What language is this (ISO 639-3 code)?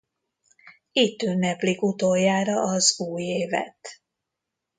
hun